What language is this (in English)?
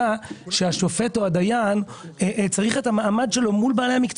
Hebrew